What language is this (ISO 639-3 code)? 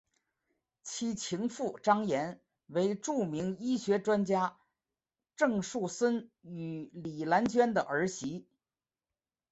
zho